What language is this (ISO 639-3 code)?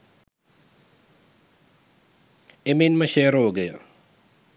sin